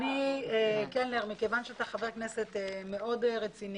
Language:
Hebrew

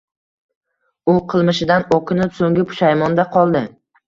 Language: Uzbek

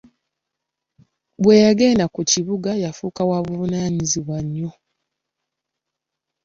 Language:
Ganda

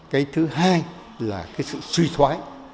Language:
Vietnamese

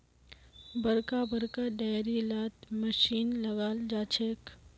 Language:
Magahi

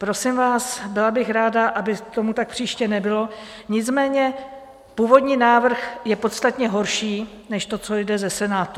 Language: Czech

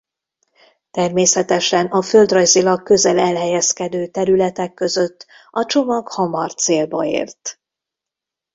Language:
Hungarian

